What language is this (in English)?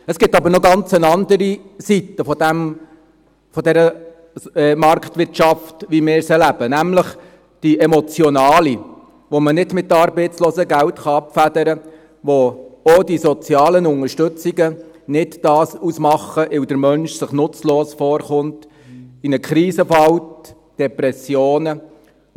Swiss German